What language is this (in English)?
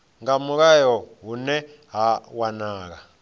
Venda